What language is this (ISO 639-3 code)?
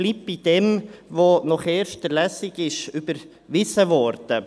gsw